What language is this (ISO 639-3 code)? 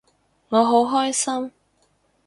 yue